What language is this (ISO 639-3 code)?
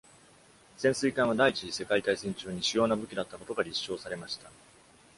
jpn